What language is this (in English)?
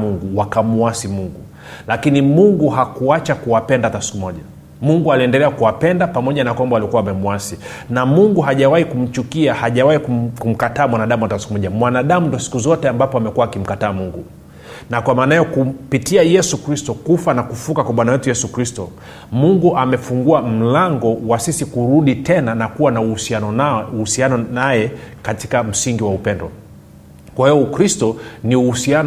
Swahili